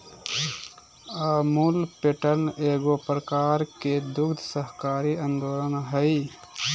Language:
Magahi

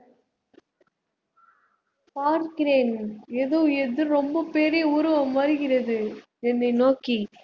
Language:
Tamil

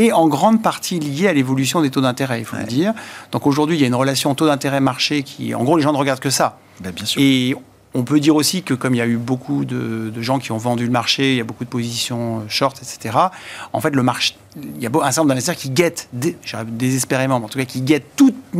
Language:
French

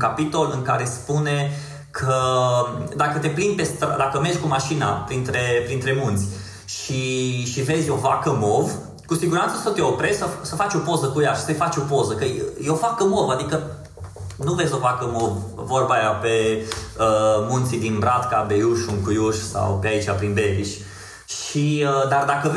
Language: Romanian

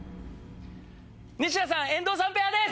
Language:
Japanese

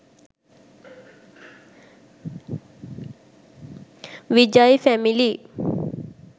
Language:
Sinhala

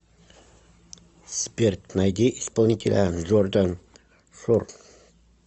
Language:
Russian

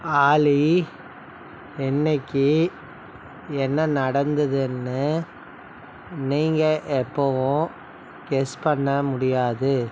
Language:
Tamil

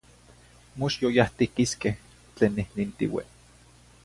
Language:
Zacatlán-Ahuacatlán-Tepetzintla Nahuatl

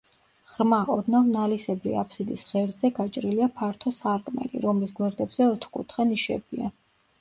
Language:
Georgian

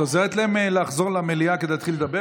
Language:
Hebrew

